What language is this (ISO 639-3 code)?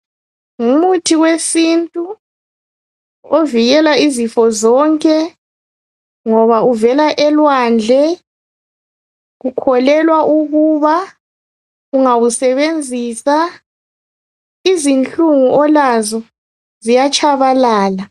nde